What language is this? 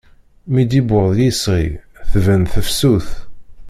Kabyle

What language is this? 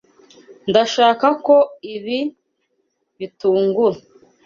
Kinyarwanda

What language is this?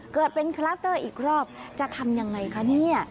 Thai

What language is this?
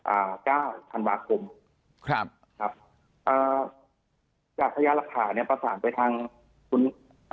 Thai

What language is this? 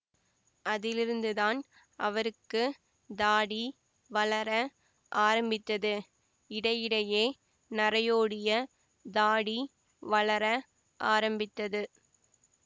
Tamil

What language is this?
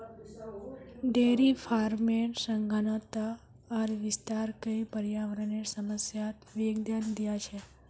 Magahi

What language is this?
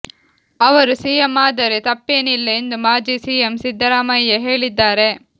Kannada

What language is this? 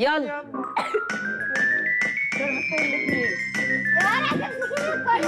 Arabic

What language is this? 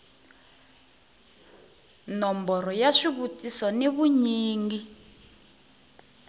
Tsonga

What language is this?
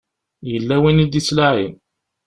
Kabyle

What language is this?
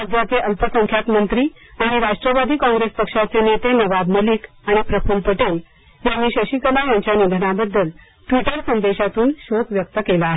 Marathi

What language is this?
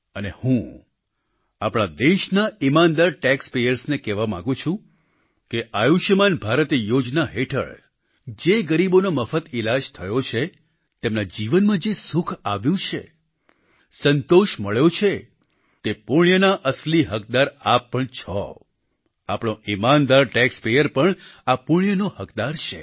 Gujarati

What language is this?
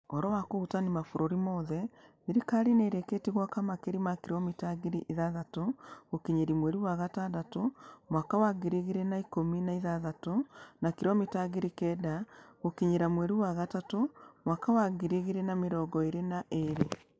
Kikuyu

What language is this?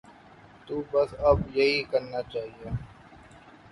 Urdu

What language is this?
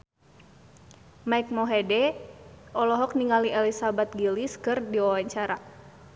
Sundanese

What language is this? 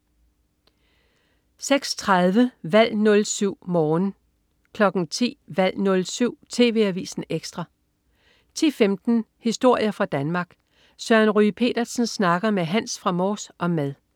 Danish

